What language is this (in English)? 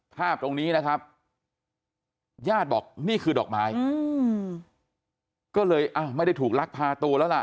Thai